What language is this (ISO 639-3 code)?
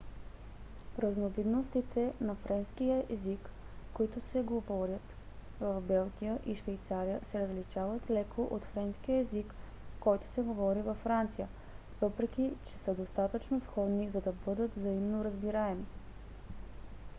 bul